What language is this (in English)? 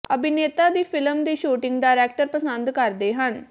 Punjabi